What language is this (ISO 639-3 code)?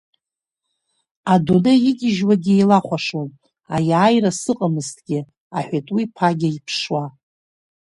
abk